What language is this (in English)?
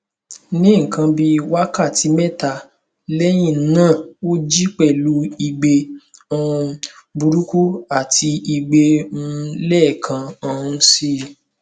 Yoruba